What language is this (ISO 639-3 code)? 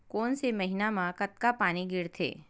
hne